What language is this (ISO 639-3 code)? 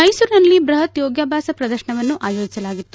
kan